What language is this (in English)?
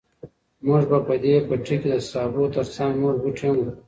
Pashto